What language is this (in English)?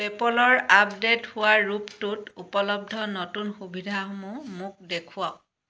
Assamese